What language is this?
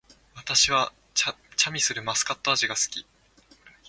Japanese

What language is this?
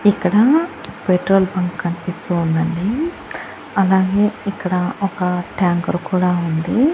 Telugu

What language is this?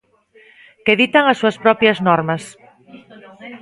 Galician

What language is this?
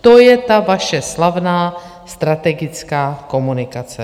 Czech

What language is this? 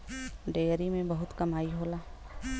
Bhojpuri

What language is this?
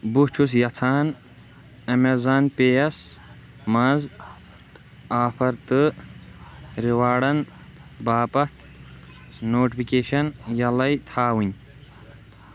Kashmiri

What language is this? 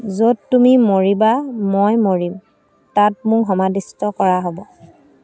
Assamese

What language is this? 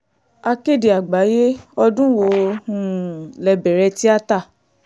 Yoruba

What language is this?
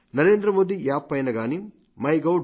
Telugu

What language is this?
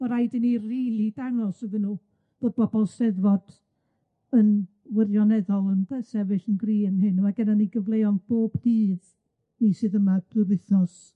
Welsh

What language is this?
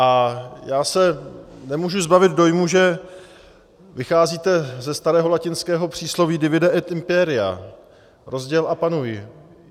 Czech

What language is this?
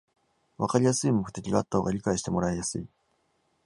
Japanese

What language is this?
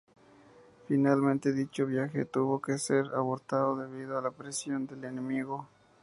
Spanish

